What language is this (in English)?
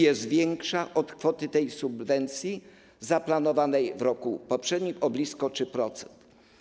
Polish